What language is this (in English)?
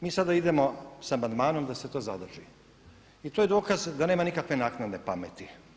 Croatian